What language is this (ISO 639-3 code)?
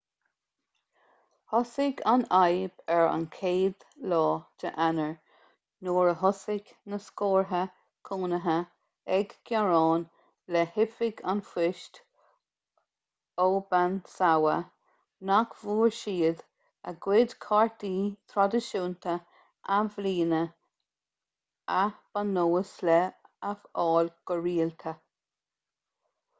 gle